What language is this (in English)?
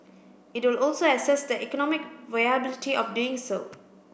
English